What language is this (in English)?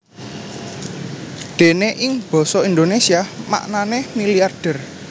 Javanese